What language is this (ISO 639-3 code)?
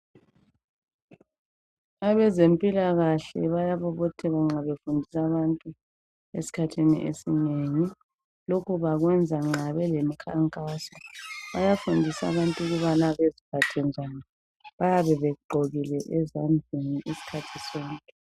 nde